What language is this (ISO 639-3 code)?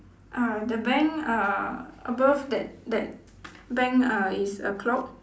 eng